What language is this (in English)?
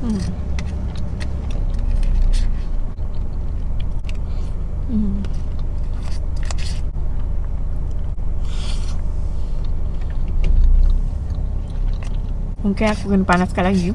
Malay